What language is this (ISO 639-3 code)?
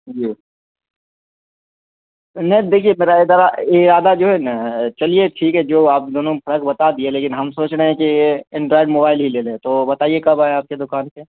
urd